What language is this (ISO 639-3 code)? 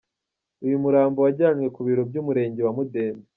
kin